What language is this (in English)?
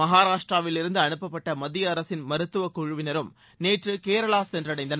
Tamil